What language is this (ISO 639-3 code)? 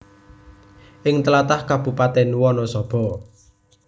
jav